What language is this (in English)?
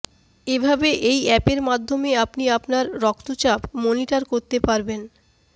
Bangla